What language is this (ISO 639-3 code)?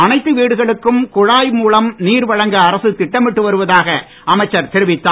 tam